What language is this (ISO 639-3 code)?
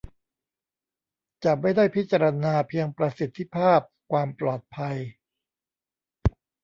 tha